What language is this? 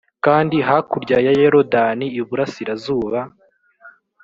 Kinyarwanda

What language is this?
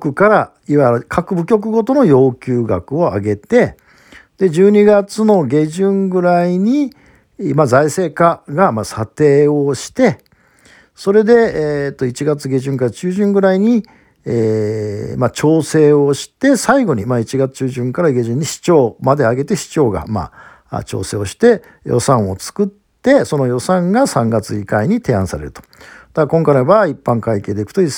Japanese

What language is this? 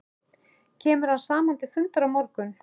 Icelandic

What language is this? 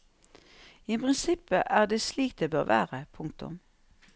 Norwegian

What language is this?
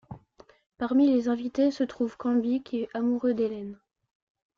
French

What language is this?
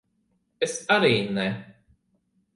Latvian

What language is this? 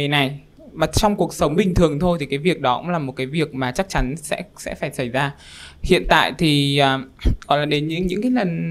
Vietnamese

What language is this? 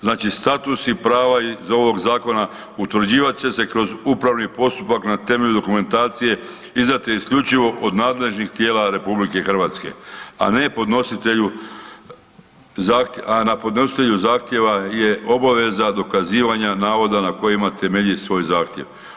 Croatian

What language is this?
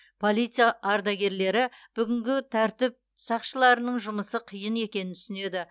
Kazakh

